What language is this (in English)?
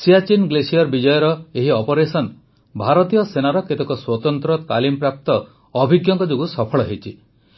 Odia